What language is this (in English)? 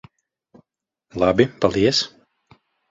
Latvian